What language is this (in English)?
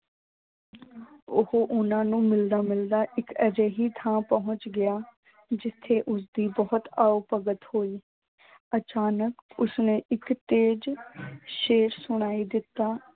Punjabi